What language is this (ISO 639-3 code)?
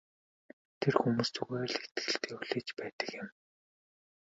mon